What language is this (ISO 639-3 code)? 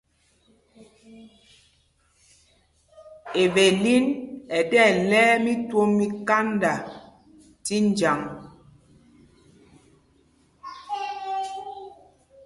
mgg